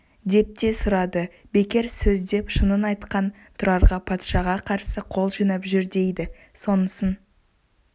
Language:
Kazakh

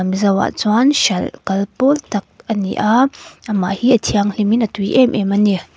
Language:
Mizo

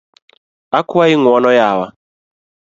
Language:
Luo (Kenya and Tanzania)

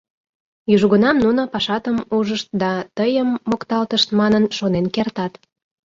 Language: Mari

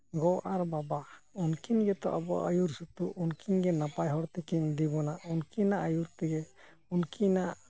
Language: Santali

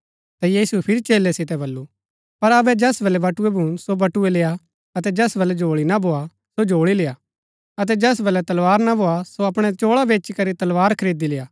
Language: Gaddi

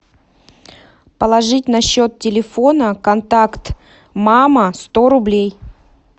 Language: Russian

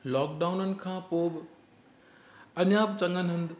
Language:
Sindhi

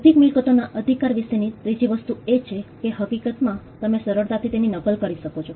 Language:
Gujarati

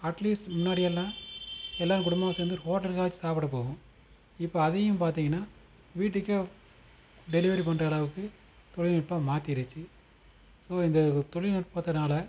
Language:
Tamil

